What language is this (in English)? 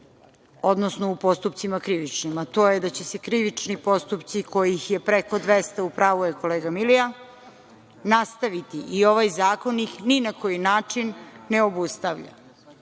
Serbian